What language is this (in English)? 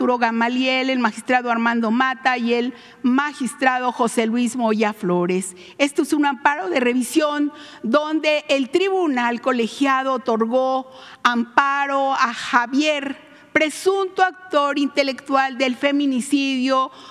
Spanish